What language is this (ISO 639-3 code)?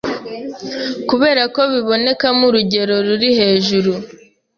kin